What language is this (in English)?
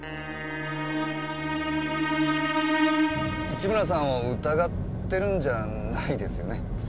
Japanese